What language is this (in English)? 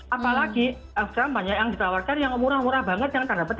Indonesian